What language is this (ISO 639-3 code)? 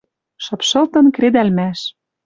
mrj